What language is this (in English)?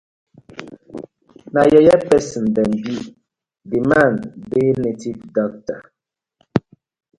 Nigerian Pidgin